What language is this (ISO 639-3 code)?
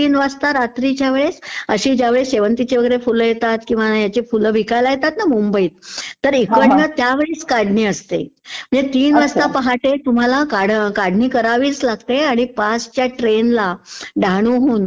mar